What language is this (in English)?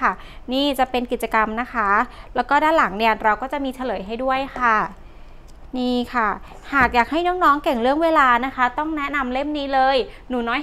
Thai